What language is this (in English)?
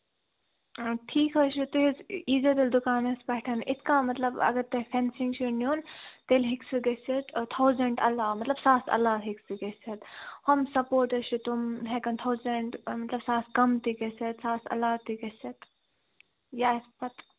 Kashmiri